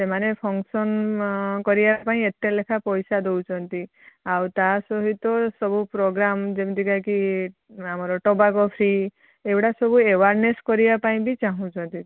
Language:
Odia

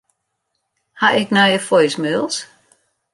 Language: Western Frisian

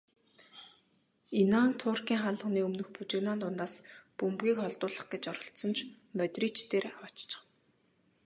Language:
Mongolian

